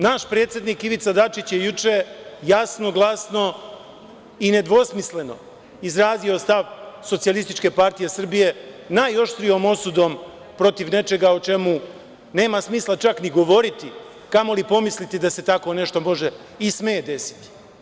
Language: Serbian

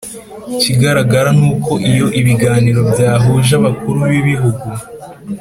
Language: Kinyarwanda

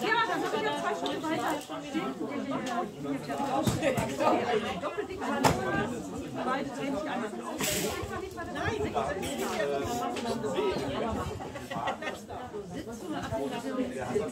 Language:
German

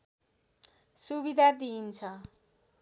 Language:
Nepali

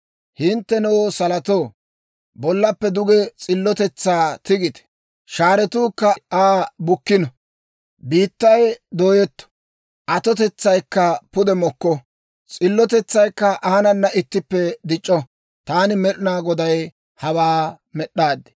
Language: Dawro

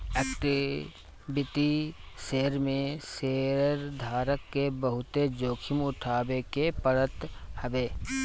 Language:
Bhojpuri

